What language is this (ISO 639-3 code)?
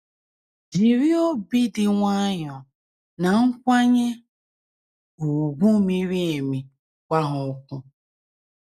ibo